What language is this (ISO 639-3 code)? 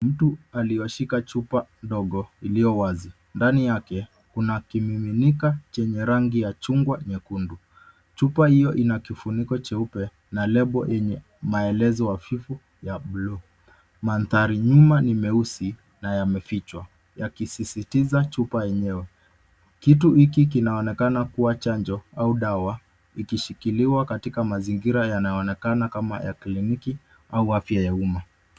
swa